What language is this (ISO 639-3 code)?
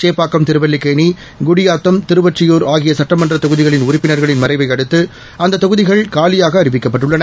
tam